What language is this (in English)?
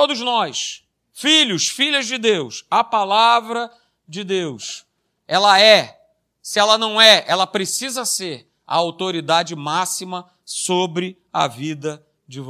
Portuguese